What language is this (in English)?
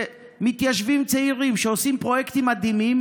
Hebrew